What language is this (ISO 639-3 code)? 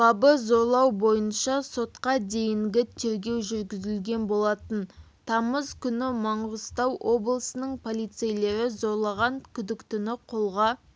kaz